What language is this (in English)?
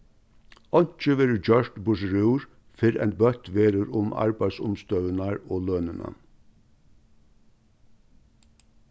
Faroese